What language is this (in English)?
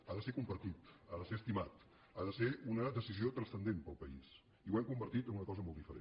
Catalan